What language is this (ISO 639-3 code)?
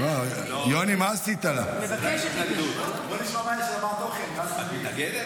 heb